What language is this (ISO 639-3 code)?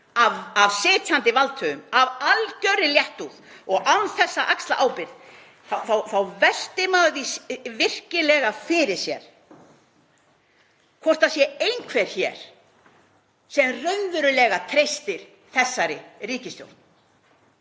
isl